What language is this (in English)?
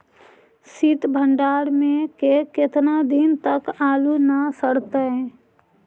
Magahi